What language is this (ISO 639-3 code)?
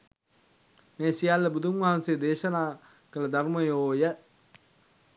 sin